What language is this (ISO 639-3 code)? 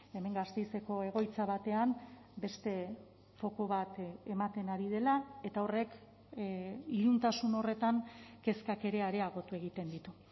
eus